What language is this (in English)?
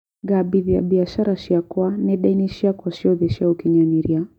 Kikuyu